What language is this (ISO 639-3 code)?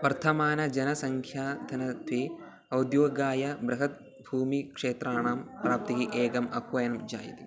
san